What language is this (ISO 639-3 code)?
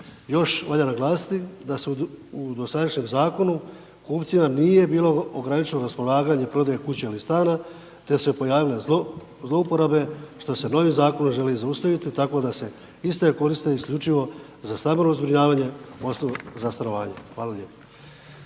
hrv